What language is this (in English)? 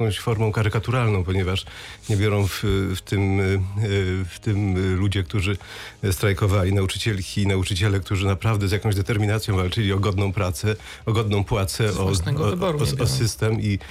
Polish